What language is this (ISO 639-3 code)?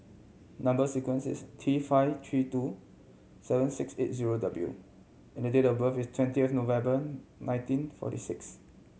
eng